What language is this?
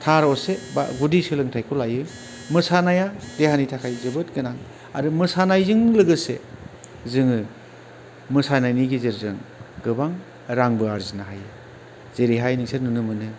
Bodo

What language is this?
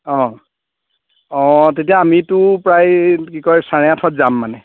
Assamese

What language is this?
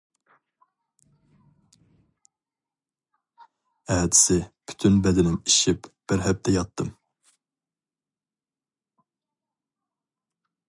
Uyghur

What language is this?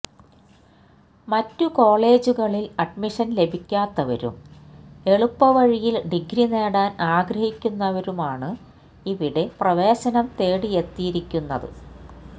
Malayalam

